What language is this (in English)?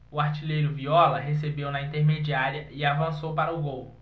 Portuguese